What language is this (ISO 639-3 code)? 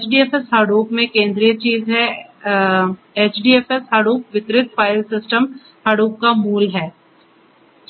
hin